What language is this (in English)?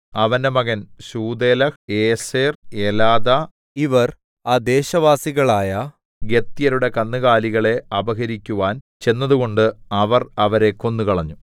Malayalam